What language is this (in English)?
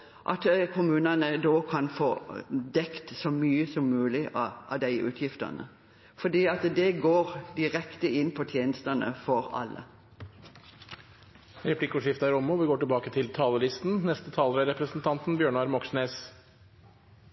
Norwegian